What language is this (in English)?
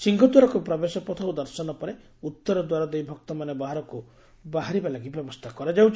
Odia